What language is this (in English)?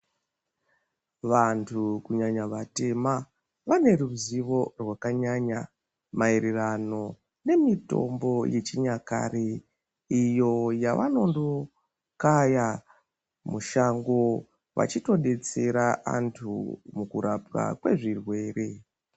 Ndau